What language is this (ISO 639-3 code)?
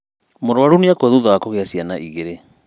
kik